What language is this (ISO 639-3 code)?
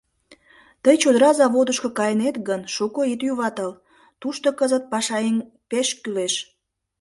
chm